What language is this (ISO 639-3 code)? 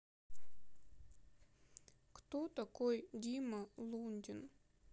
rus